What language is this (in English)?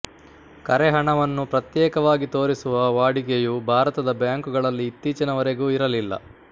Kannada